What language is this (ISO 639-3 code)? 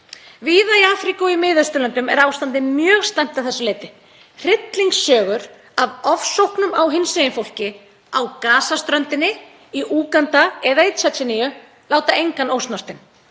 isl